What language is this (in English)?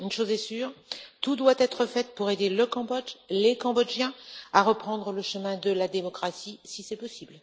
French